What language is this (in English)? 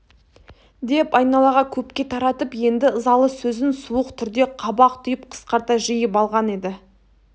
Kazakh